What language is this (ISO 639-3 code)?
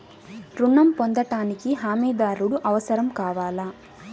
tel